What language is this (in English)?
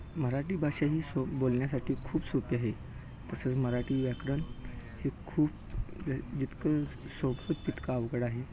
Marathi